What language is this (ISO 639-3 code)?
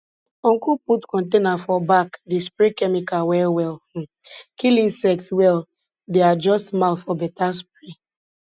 pcm